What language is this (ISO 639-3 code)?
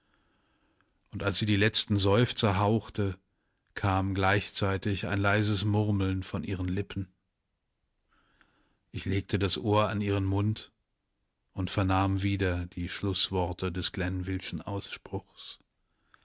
deu